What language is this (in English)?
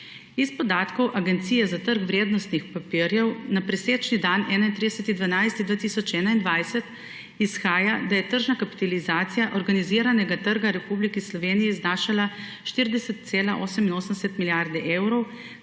Slovenian